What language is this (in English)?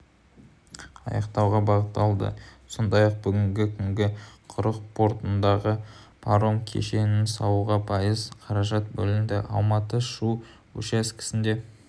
Kazakh